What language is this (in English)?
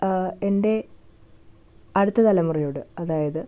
Malayalam